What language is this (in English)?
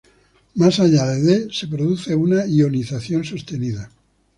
Spanish